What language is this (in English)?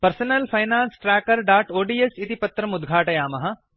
Sanskrit